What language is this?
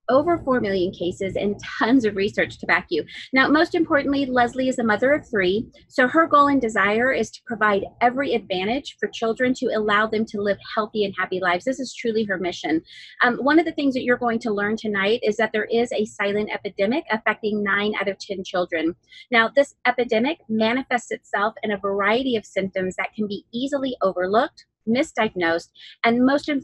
English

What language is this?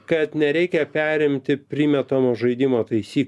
Lithuanian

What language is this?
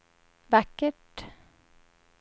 Swedish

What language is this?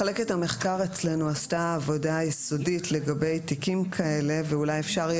Hebrew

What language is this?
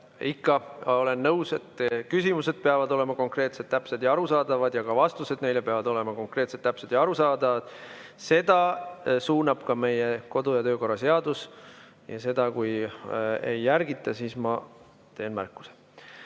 Estonian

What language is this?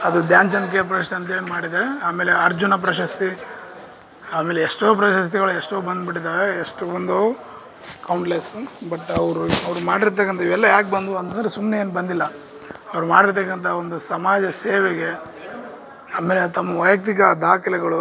Kannada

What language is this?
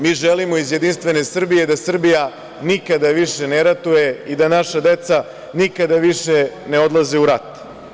Serbian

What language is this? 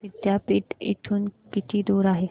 Marathi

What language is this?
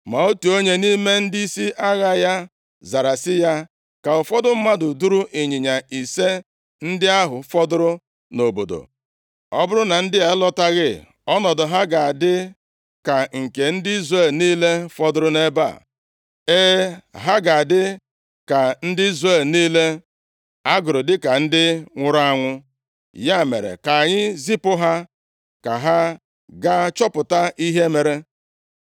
Igbo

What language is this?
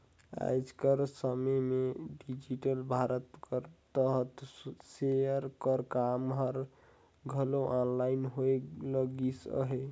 Chhattisgarhi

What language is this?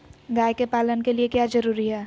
Magahi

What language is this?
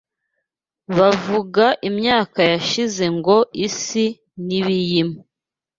Kinyarwanda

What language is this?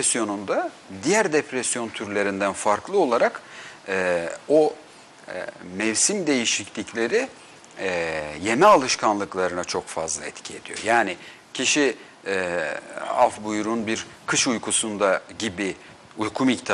Turkish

